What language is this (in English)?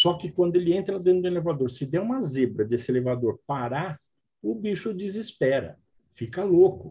Portuguese